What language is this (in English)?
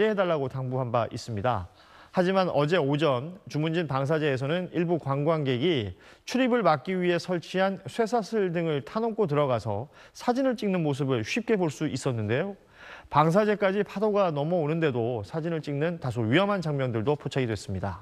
Korean